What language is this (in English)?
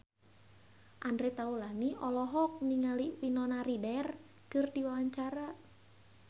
Sundanese